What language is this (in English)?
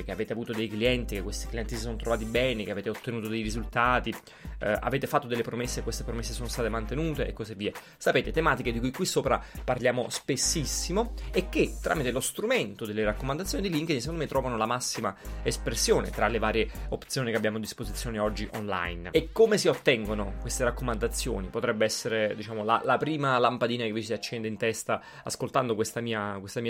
Italian